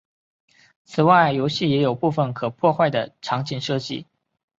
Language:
Chinese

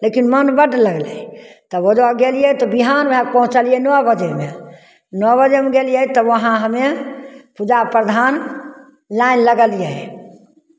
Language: Maithili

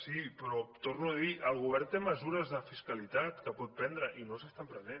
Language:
Catalan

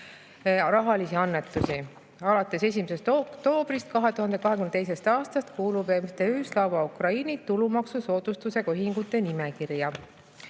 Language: Estonian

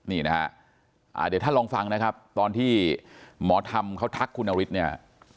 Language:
Thai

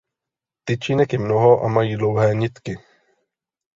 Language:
Czech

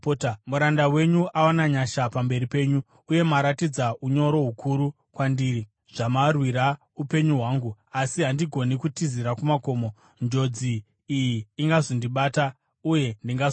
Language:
Shona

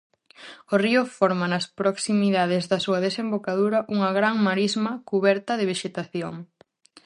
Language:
Galician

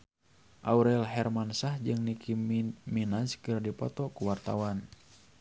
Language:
Sundanese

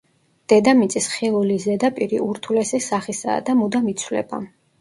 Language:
Georgian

